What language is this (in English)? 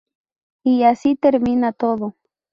Spanish